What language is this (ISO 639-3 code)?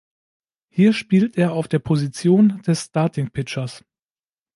deu